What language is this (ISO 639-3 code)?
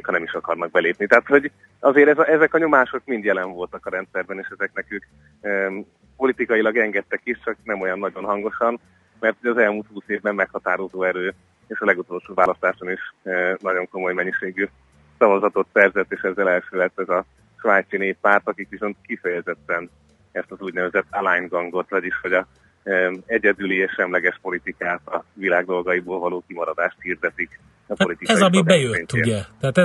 hun